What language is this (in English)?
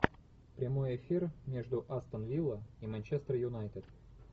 Russian